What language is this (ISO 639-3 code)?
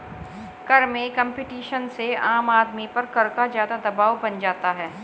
hin